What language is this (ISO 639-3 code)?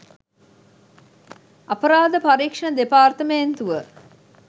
sin